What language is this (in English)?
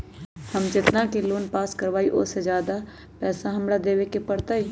Magahi